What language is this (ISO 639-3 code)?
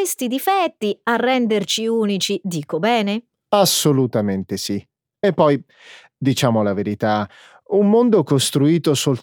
ita